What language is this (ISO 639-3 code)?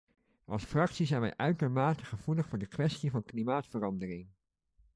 nld